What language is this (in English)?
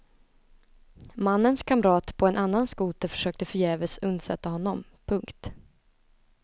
Swedish